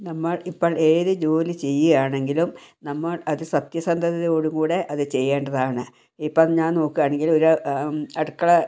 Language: Malayalam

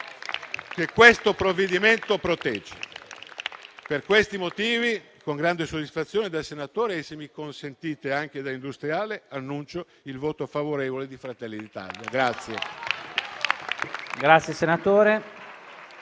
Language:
Italian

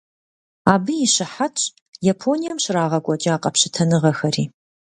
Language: Kabardian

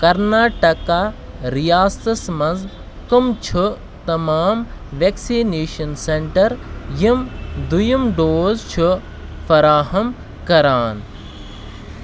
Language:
Kashmiri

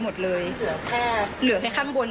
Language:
Thai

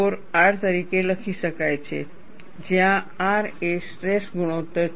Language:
Gujarati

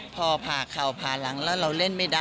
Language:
Thai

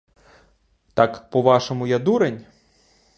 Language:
Ukrainian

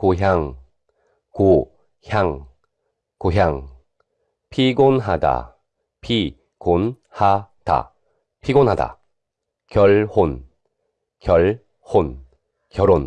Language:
Korean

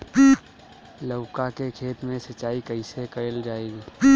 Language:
Bhojpuri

